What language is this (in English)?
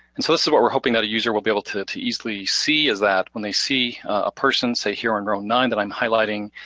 English